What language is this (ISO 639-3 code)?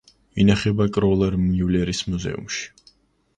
kat